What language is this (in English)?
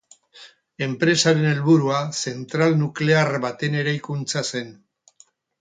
Basque